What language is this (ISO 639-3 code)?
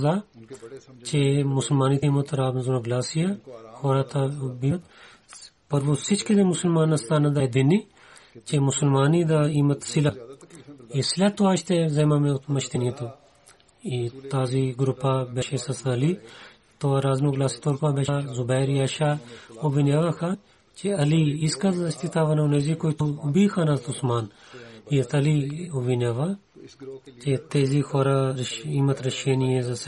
bul